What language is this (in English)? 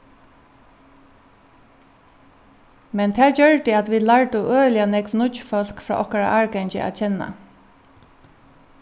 Faroese